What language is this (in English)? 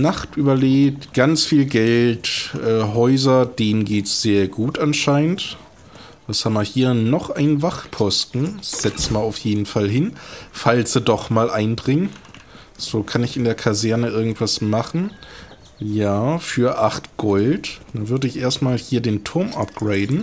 German